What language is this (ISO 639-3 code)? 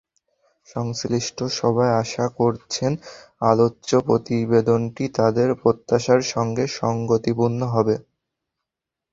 ben